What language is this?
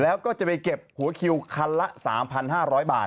Thai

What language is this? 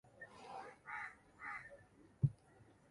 Swahili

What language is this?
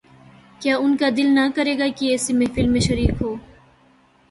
Urdu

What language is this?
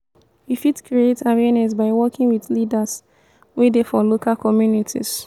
Nigerian Pidgin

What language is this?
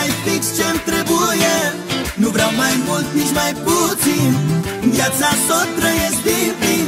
Romanian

